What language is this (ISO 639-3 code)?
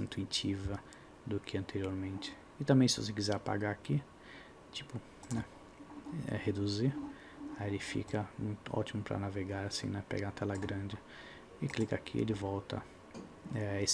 por